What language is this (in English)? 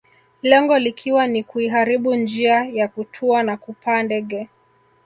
Swahili